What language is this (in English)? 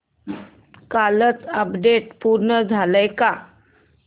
Marathi